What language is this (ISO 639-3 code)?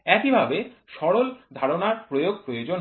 ben